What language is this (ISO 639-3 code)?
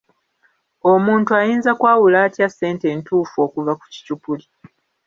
lug